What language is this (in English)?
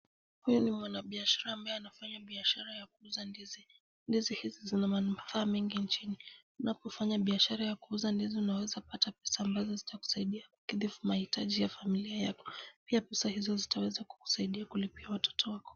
Swahili